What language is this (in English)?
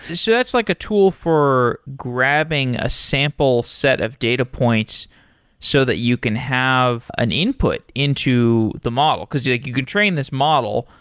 English